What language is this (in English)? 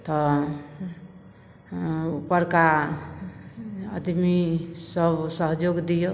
Maithili